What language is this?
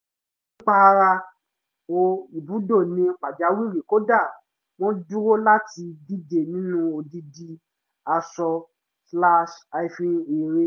Yoruba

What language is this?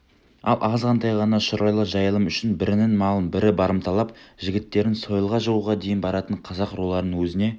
Kazakh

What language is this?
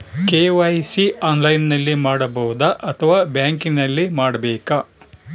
Kannada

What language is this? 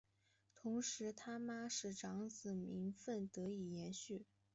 Chinese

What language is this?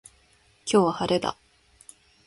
Japanese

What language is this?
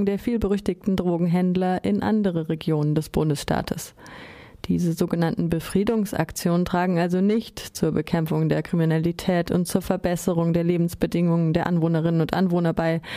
German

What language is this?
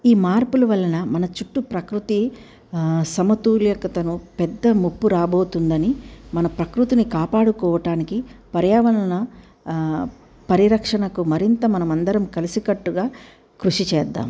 Telugu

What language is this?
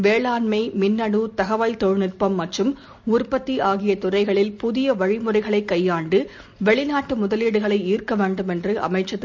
Tamil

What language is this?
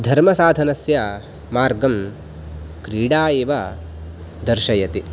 Sanskrit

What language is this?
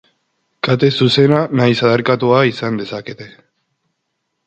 Basque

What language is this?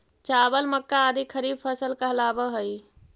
Magahi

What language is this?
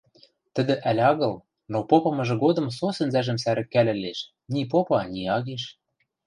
Western Mari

